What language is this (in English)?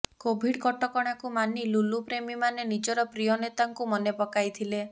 Odia